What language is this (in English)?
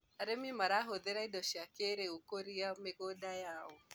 Kikuyu